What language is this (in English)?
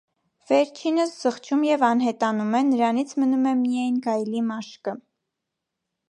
Armenian